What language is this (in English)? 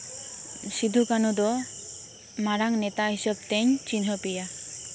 Santali